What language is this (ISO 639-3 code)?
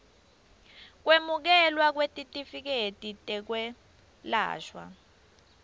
ssw